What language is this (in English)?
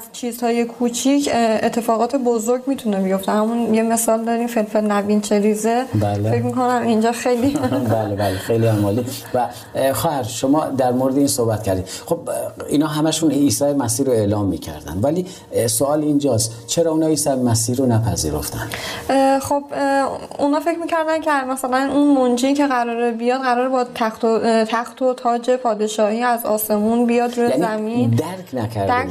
Persian